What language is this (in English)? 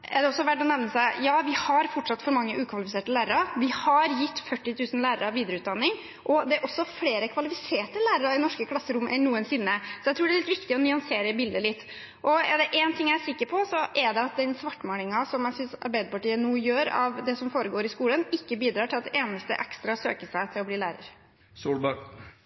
Norwegian Bokmål